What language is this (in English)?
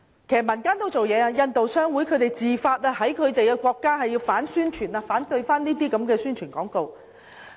Cantonese